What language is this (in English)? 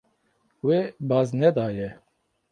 Kurdish